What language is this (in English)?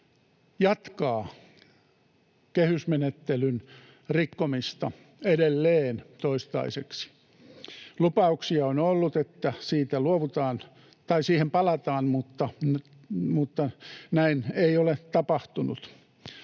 Finnish